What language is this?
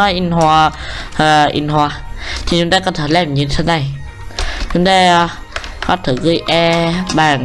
Vietnamese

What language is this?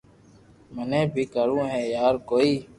Loarki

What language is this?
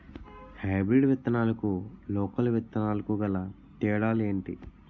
Telugu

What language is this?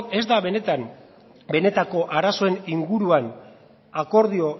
Basque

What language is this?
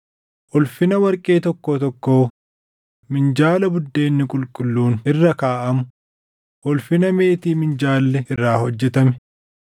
Oromo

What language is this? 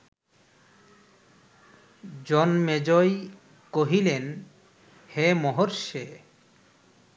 Bangla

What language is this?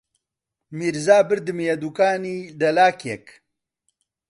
Central Kurdish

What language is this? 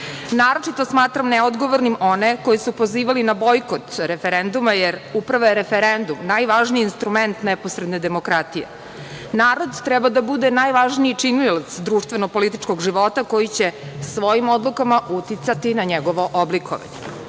Serbian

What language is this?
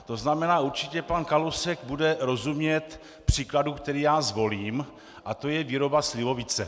Czech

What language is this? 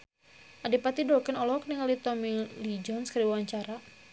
Sundanese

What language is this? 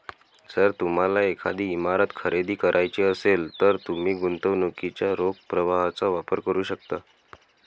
Marathi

